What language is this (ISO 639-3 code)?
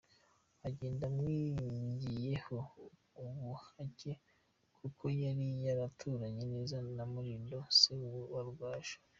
kin